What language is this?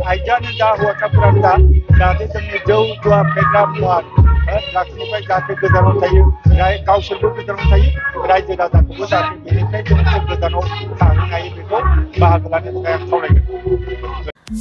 Romanian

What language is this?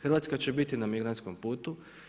Croatian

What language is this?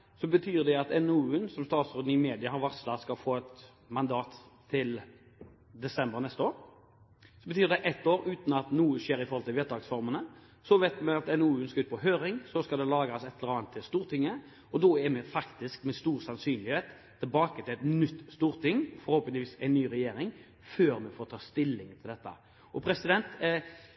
Norwegian Bokmål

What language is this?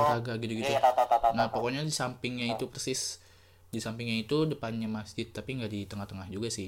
Indonesian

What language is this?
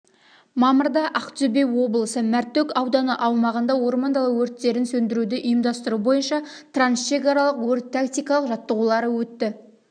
Kazakh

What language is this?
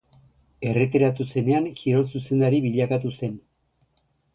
Basque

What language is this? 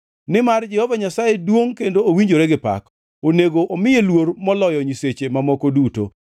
Luo (Kenya and Tanzania)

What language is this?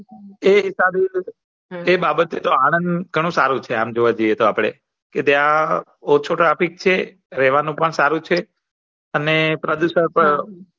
Gujarati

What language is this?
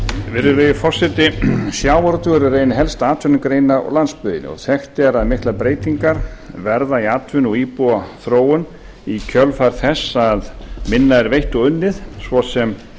Icelandic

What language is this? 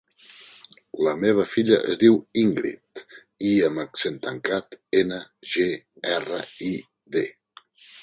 Catalan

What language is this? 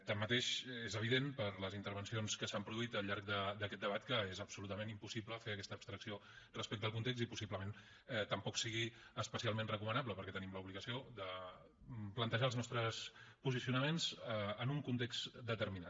Catalan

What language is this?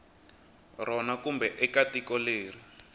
Tsonga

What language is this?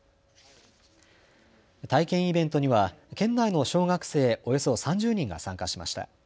Japanese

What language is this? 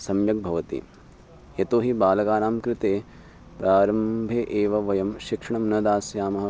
Sanskrit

